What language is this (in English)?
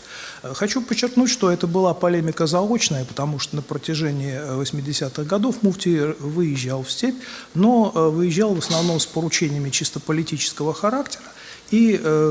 Russian